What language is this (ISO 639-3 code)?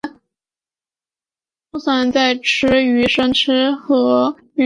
zho